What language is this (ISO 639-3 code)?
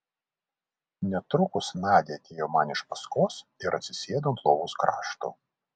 lit